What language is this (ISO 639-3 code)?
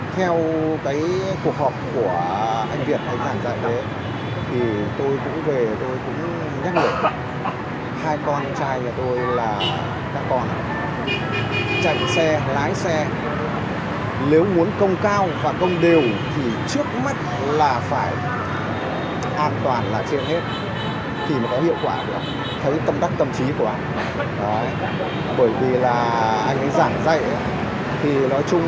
vie